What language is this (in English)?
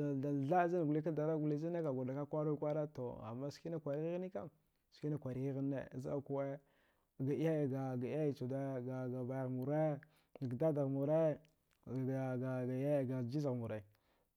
Dghwede